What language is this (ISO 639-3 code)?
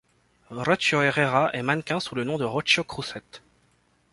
fra